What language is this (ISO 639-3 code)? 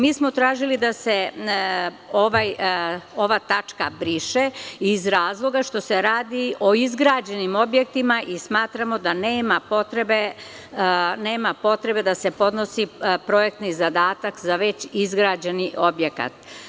srp